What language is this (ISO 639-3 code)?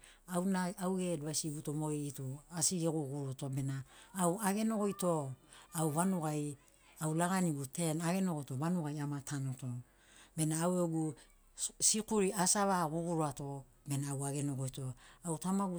snc